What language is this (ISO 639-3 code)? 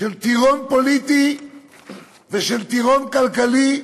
heb